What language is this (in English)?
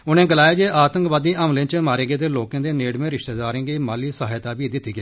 Dogri